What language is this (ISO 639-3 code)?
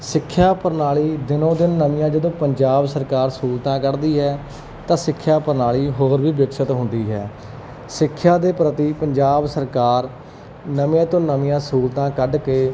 pan